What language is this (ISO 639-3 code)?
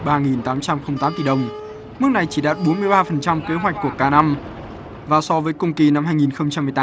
vie